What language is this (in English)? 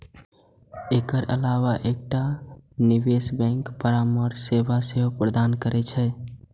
Maithili